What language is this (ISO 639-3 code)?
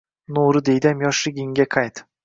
uzb